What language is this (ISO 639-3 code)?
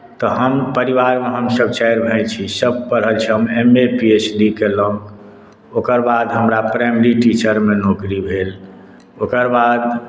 mai